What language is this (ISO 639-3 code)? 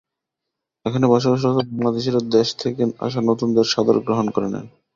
ben